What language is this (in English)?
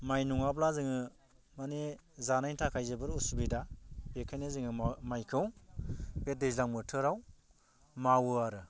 Bodo